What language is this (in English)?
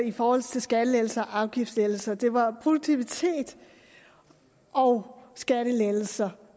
Danish